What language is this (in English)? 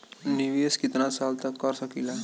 Bhojpuri